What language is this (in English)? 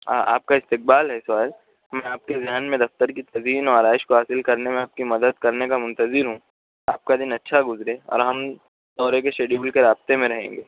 Urdu